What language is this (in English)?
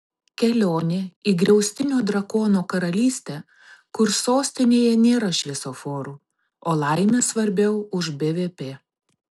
Lithuanian